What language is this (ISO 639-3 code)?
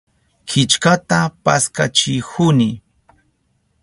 qup